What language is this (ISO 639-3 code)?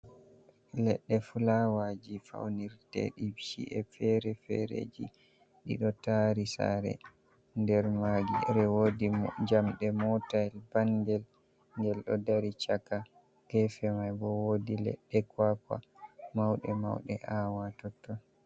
ful